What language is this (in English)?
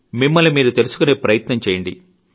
Telugu